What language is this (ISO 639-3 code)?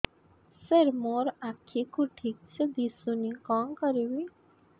ori